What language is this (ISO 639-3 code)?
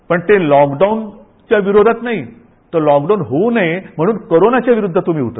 mar